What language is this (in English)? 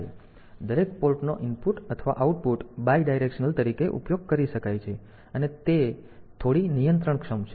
Gujarati